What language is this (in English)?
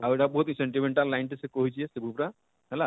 Odia